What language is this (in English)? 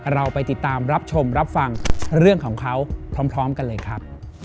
Thai